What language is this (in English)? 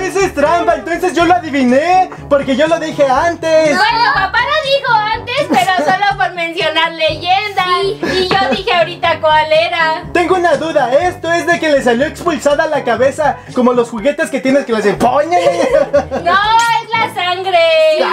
Spanish